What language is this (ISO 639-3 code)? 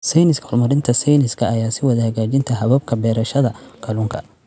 som